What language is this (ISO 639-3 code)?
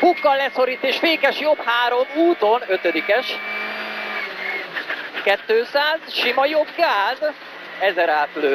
hun